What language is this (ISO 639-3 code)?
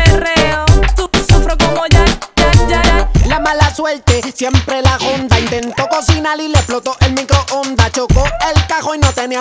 ind